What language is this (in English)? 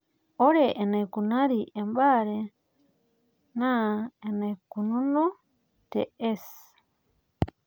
Masai